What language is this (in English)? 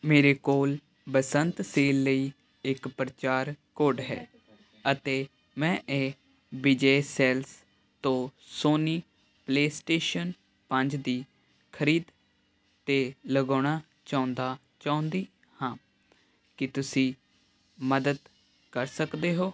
Punjabi